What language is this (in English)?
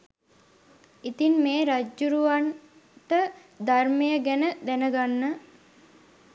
Sinhala